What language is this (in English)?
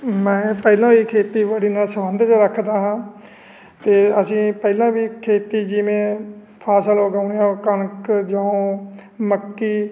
Punjabi